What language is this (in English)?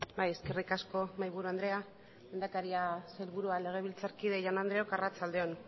Basque